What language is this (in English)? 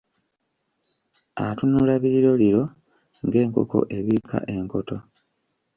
Ganda